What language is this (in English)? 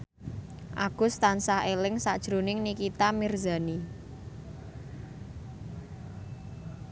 Javanese